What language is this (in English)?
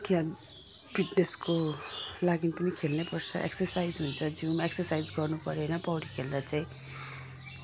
Nepali